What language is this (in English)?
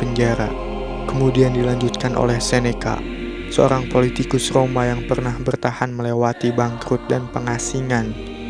Indonesian